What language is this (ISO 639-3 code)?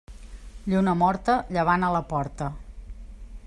cat